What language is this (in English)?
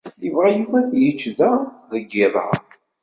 Kabyle